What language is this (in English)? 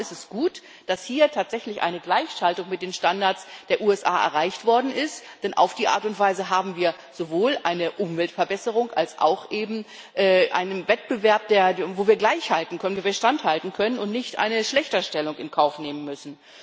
German